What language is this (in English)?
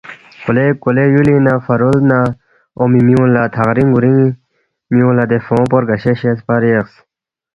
Balti